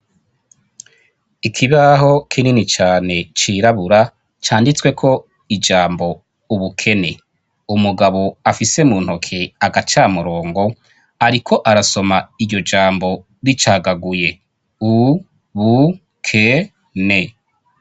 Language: Rundi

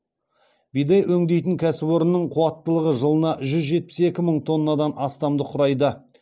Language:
Kazakh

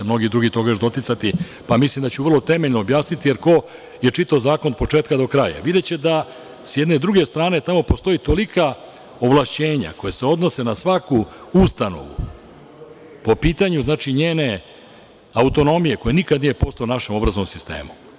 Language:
Serbian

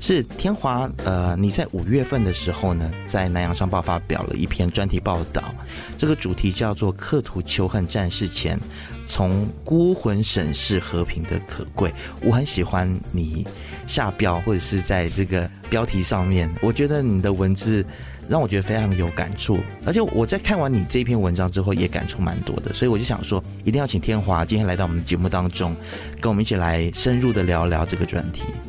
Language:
Chinese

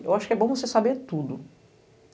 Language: Portuguese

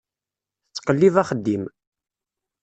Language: Kabyle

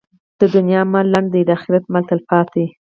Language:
Pashto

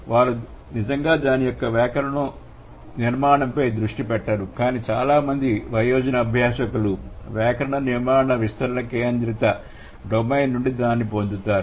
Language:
Telugu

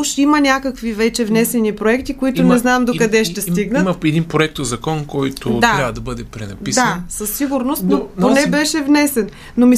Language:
Bulgarian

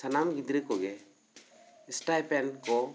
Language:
Santali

